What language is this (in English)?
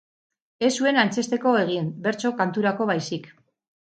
Basque